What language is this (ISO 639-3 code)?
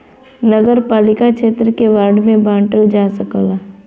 bho